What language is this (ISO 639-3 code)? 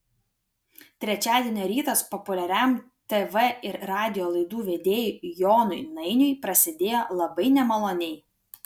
lit